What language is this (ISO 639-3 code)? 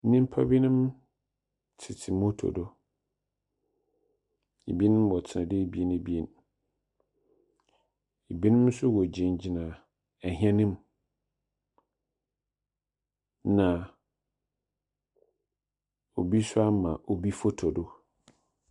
aka